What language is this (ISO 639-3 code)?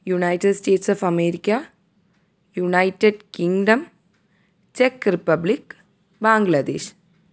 mal